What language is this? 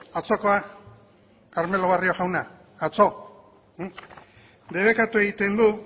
Basque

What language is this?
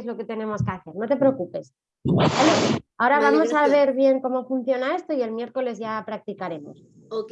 Spanish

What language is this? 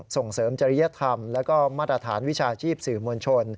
Thai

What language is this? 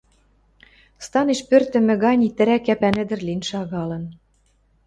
Western Mari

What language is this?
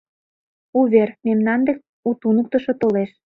Mari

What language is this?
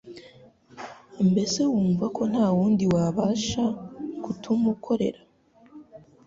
Kinyarwanda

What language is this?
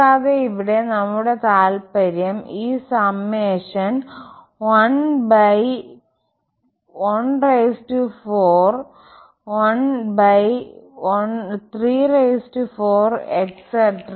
Malayalam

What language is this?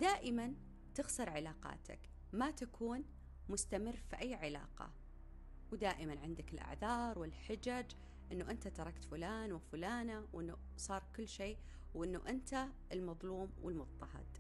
Arabic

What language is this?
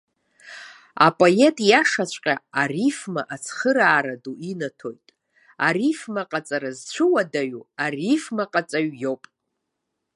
Abkhazian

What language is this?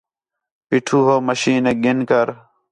Khetrani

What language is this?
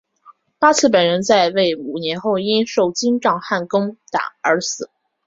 Chinese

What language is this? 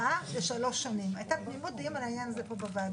Hebrew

